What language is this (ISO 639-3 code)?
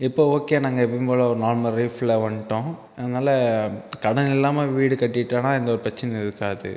tam